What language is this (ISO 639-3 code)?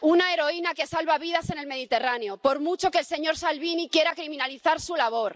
spa